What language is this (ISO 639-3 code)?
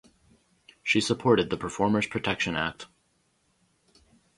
eng